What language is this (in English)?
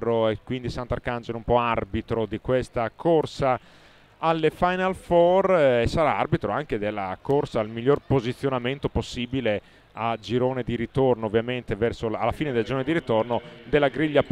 Italian